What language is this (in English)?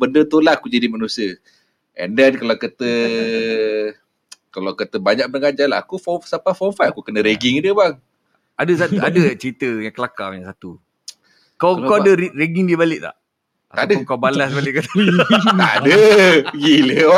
Malay